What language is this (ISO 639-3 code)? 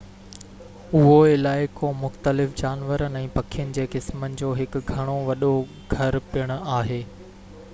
snd